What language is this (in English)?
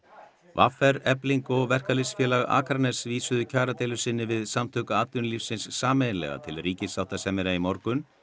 Icelandic